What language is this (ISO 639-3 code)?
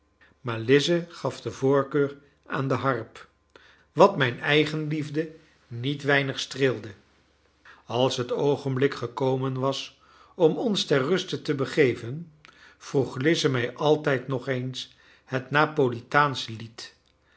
nld